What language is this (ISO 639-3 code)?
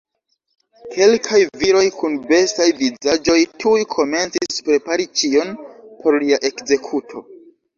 epo